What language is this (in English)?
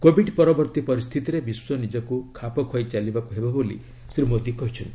Odia